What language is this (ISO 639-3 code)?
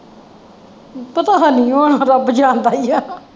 pan